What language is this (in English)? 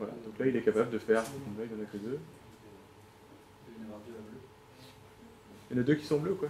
French